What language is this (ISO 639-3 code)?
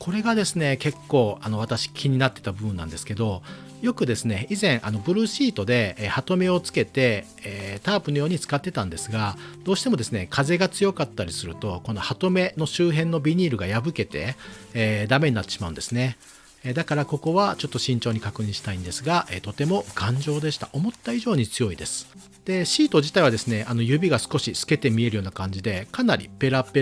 jpn